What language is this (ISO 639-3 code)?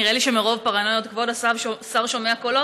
heb